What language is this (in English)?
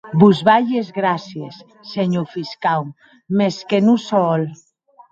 Occitan